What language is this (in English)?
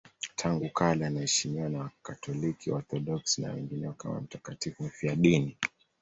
Swahili